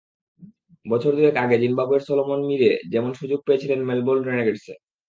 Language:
Bangla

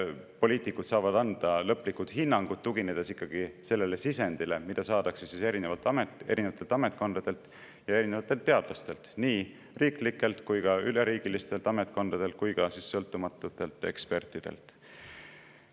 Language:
Estonian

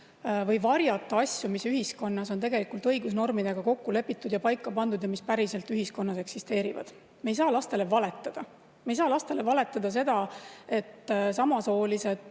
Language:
Estonian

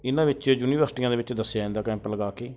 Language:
Punjabi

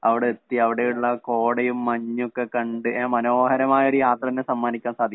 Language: Malayalam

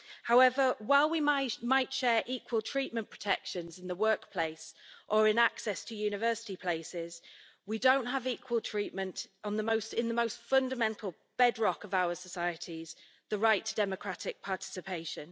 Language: English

